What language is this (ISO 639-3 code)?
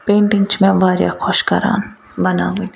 kas